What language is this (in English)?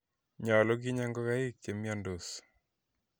Kalenjin